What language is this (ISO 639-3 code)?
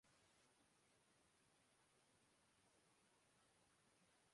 urd